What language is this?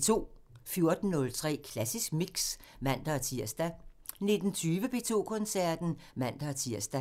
Danish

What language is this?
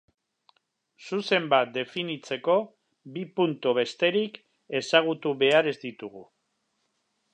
Basque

